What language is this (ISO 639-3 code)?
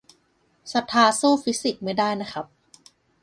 tha